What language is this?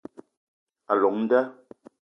Eton (Cameroon)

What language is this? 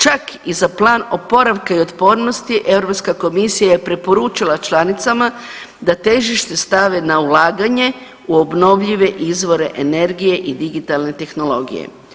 Croatian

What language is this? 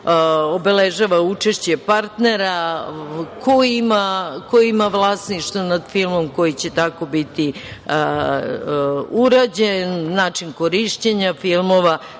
Serbian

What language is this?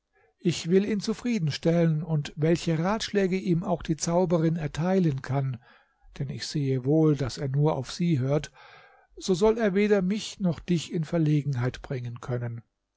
German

